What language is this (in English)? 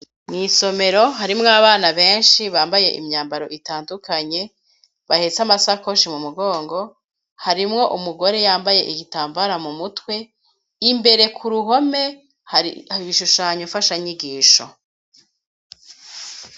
Rundi